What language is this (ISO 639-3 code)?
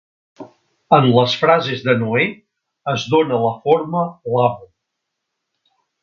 cat